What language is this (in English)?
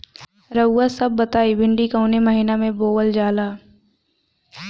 Bhojpuri